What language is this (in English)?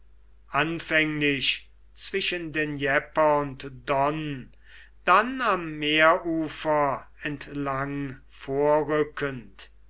German